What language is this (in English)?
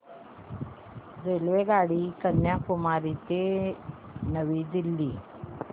Marathi